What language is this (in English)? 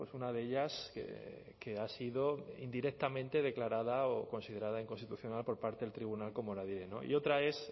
Spanish